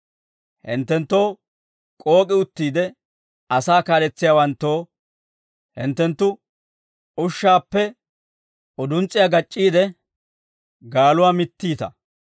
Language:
Dawro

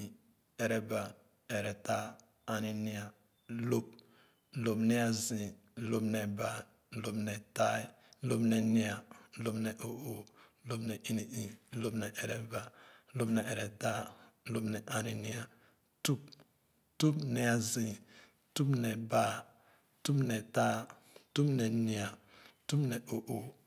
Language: Khana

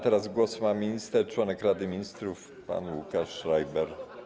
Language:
Polish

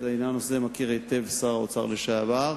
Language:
Hebrew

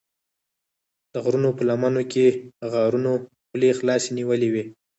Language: Pashto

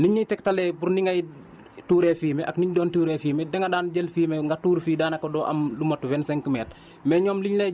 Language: Wolof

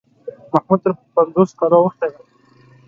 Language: Pashto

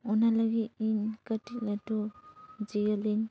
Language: Santali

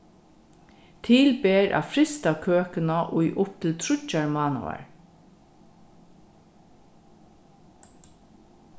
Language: Faroese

